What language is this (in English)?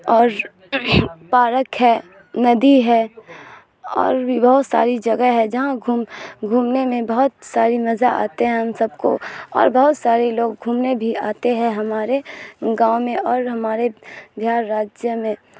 Urdu